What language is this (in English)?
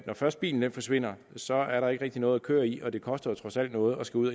Danish